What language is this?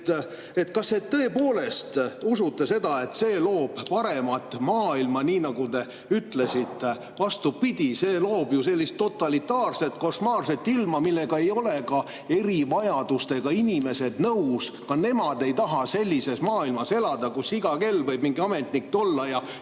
Estonian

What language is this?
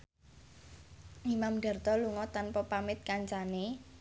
Javanese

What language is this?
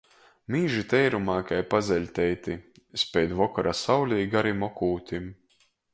Latgalian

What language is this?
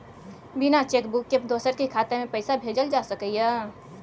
Maithili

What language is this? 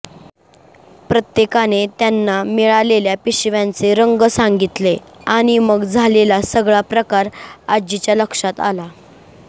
Marathi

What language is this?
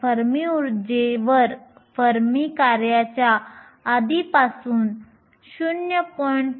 Marathi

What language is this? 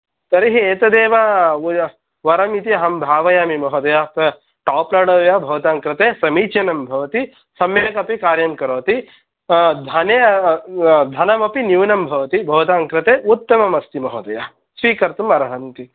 Sanskrit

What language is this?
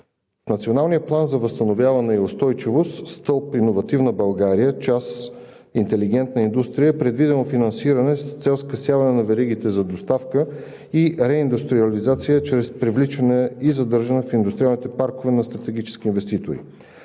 Bulgarian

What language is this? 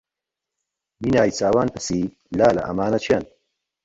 Central Kurdish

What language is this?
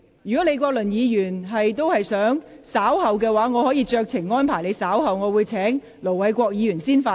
Cantonese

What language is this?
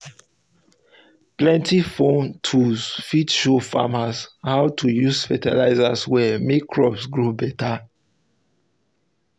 Nigerian Pidgin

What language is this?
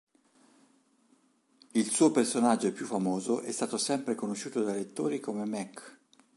Italian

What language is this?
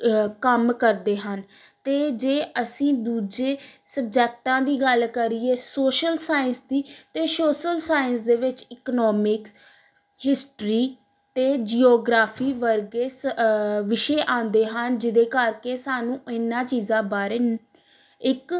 Punjabi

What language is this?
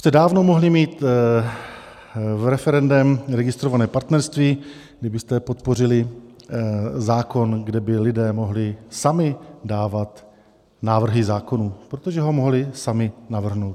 Czech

